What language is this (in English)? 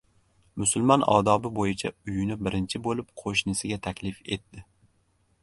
Uzbek